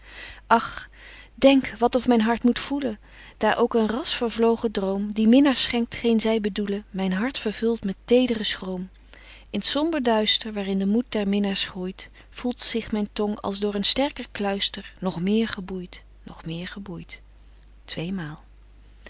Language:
Dutch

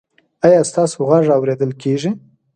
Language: Pashto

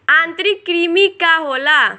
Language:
Bhojpuri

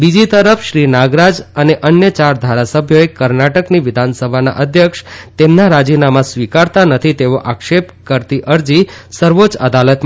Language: Gujarati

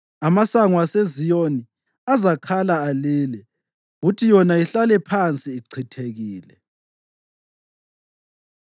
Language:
North Ndebele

